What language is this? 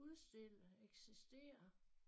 Danish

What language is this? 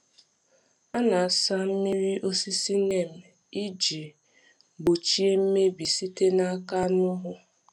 Igbo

